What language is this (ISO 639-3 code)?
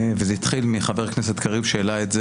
heb